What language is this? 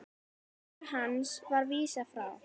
Icelandic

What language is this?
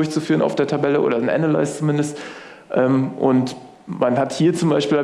German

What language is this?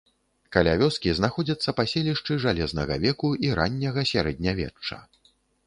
Belarusian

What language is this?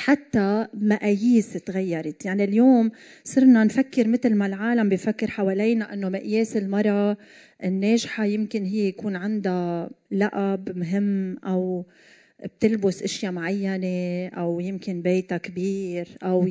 Arabic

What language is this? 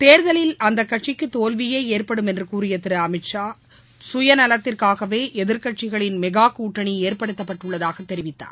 Tamil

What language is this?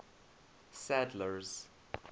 English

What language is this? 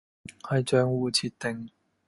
Cantonese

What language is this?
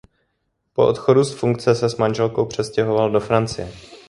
Czech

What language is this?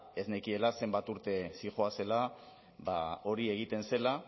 Basque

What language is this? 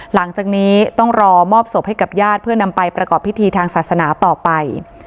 Thai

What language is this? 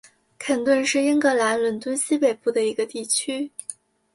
Chinese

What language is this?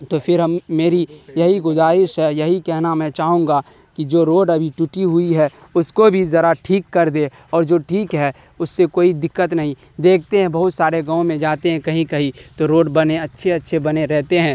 Urdu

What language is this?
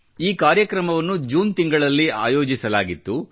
Kannada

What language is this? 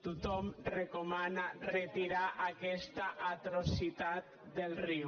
Catalan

